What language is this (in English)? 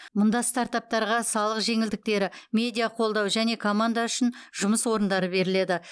Kazakh